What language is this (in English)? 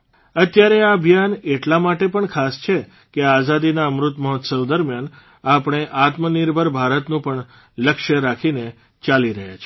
Gujarati